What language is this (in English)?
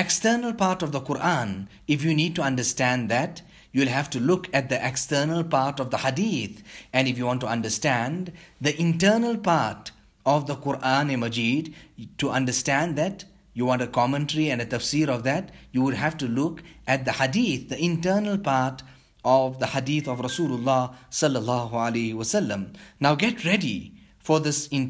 English